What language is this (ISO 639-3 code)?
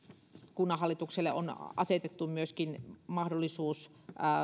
fin